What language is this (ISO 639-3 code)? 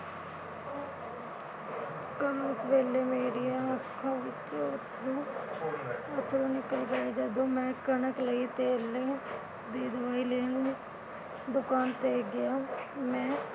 pan